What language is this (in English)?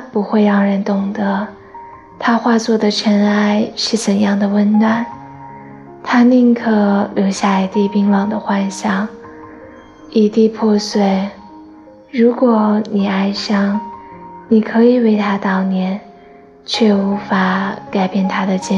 Chinese